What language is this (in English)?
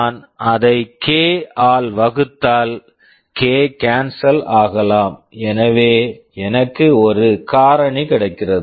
Tamil